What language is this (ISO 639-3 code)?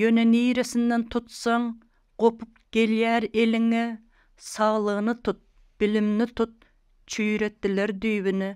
tur